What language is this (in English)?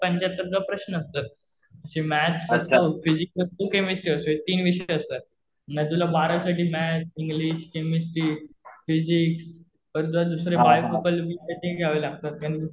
Marathi